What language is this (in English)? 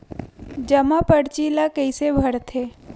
Chhattisgarhi